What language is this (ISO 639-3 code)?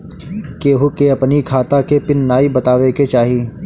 bho